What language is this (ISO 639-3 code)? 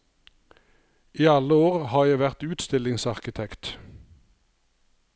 nor